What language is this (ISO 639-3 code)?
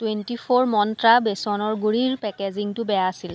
asm